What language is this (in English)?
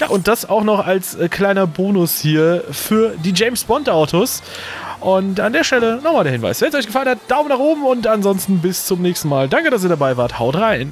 German